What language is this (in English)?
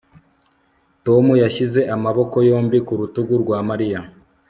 Kinyarwanda